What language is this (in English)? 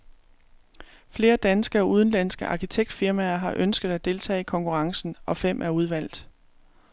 Danish